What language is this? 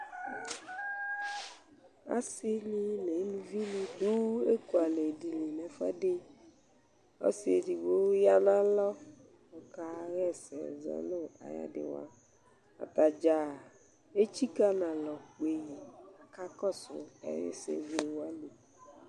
Ikposo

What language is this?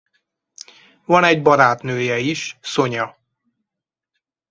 Hungarian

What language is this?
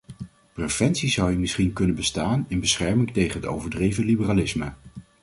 Dutch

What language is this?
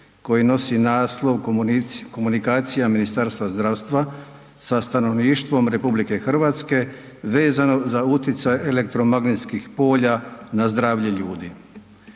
Croatian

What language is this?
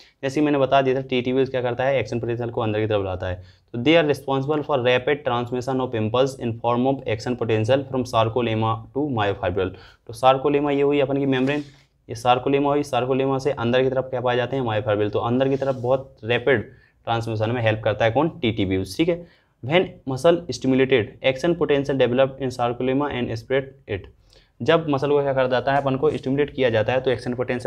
Hindi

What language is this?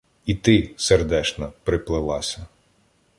Ukrainian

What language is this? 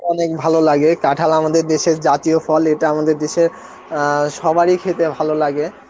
Bangla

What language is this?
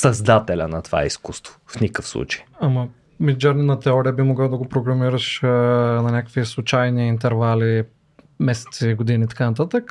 Bulgarian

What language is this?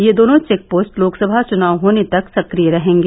Hindi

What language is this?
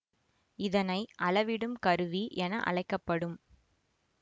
Tamil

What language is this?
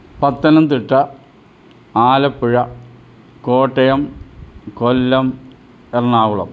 Malayalam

